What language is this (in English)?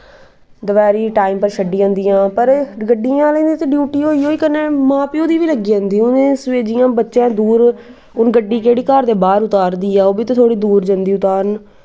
Dogri